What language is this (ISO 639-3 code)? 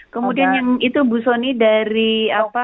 ind